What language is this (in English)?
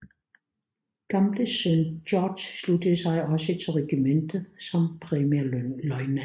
Danish